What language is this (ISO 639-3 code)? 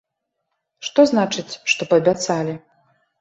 bel